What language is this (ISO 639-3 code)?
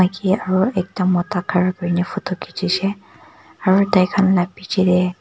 nag